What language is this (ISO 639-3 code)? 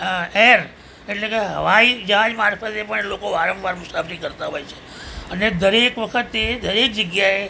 guj